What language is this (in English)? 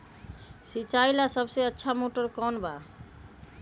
Magahi